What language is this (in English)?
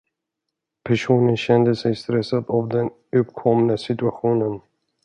Swedish